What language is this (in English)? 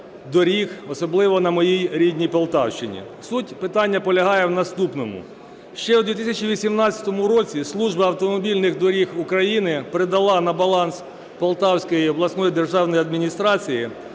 Ukrainian